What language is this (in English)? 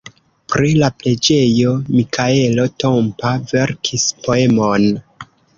Esperanto